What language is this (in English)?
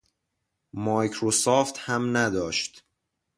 Persian